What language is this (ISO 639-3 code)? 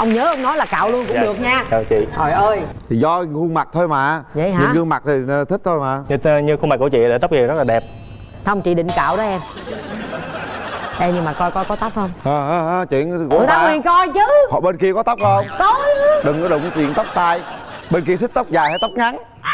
vie